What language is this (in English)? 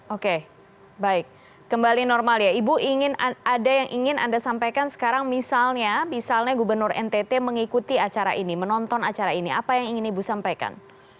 Indonesian